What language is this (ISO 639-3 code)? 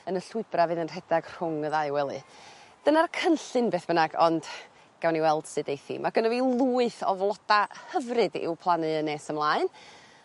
cym